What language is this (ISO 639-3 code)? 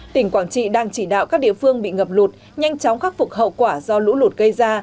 vie